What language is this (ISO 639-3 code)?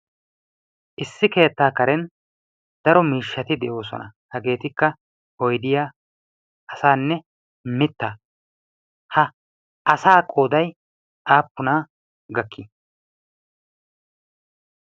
wal